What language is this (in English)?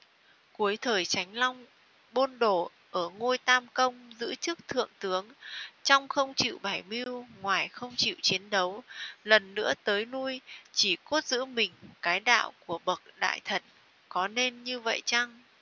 Vietnamese